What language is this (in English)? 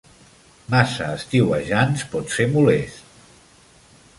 Catalan